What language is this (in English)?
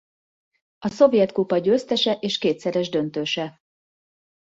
Hungarian